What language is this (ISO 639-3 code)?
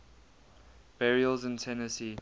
eng